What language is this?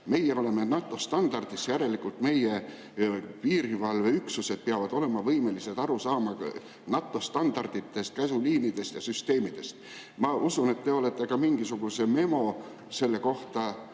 Estonian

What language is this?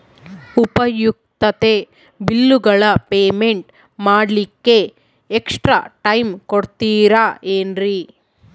Kannada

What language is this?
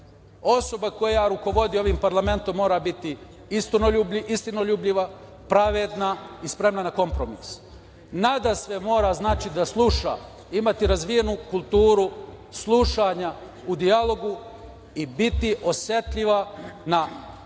Serbian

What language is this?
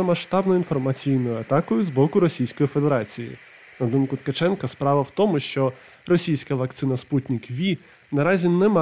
Ukrainian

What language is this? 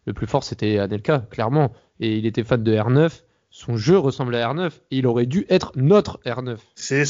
French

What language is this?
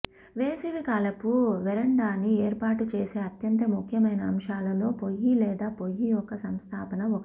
Telugu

